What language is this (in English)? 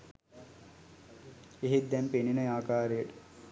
Sinhala